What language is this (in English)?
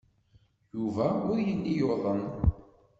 Kabyle